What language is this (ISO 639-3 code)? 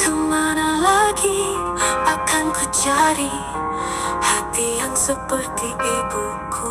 ind